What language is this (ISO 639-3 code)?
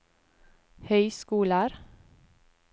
nor